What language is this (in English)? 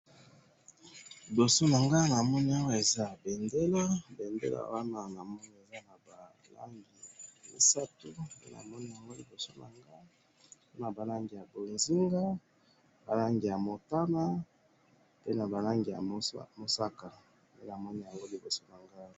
Lingala